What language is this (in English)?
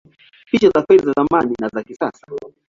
Swahili